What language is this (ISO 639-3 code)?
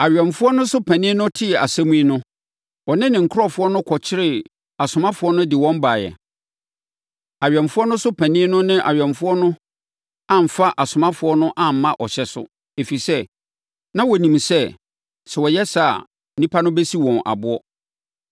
aka